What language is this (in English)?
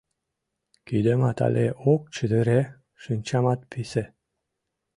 Mari